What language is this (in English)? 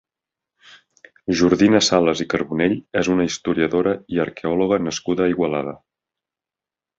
Catalan